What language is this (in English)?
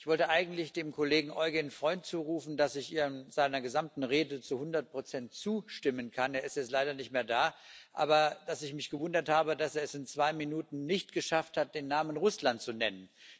German